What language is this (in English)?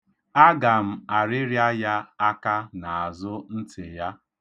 Igbo